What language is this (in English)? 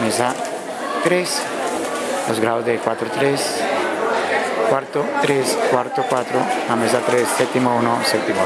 Spanish